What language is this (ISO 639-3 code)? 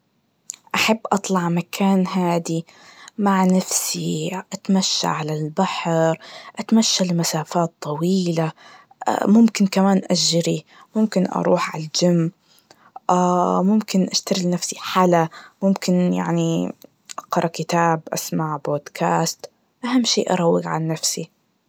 ars